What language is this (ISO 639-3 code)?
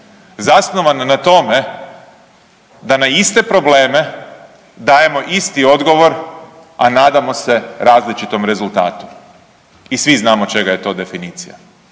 hrv